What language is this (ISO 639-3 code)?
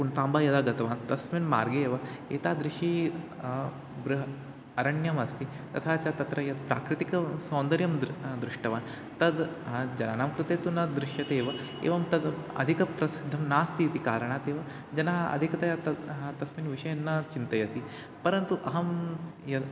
san